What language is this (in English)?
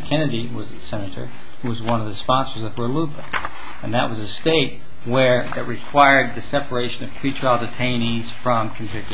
English